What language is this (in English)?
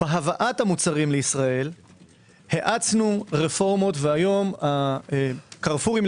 Hebrew